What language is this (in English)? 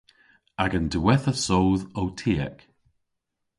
Cornish